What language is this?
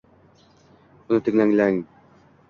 Uzbek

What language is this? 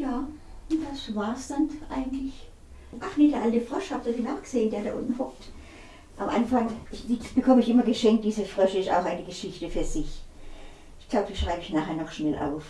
German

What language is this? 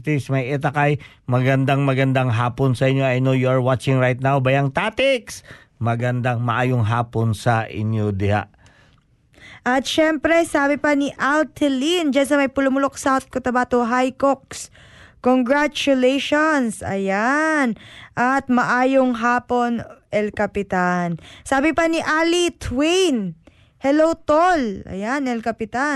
Filipino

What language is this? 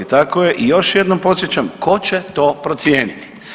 Croatian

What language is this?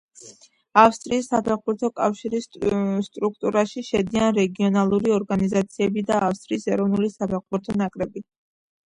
Georgian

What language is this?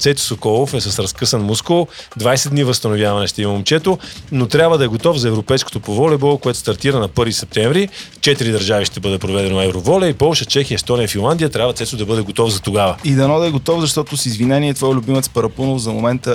Bulgarian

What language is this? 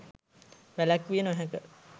Sinhala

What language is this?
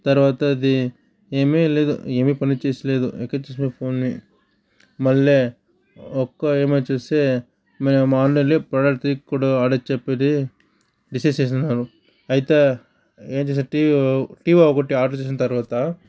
Telugu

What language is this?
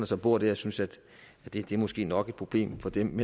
Danish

